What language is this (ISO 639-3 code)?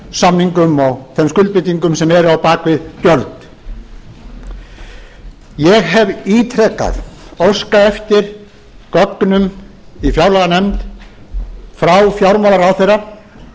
isl